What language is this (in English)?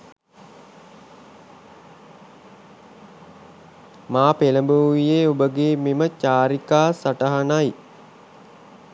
Sinhala